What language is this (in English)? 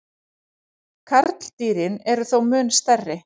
Icelandic